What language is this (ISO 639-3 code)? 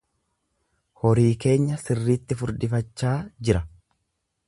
orm